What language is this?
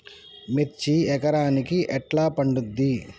Telugu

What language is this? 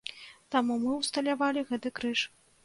Belarusian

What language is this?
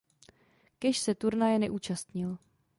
Czech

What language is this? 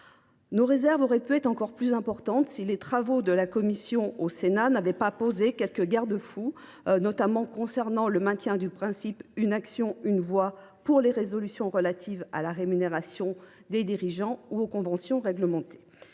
French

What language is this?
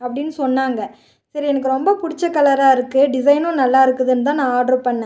Tamil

